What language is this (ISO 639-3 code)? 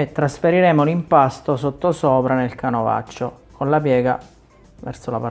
ita